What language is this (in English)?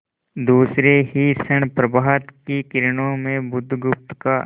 Hindi